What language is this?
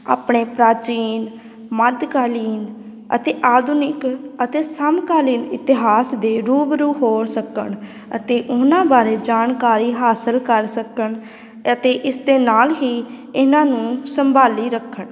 Punjabi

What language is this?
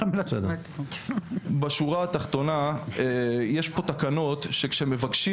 Hebrew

